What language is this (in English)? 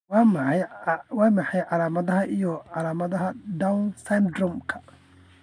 Somali